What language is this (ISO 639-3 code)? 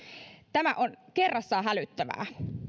fin